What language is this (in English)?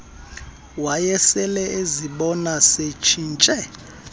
Xhosa